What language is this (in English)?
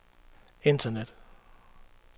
Danish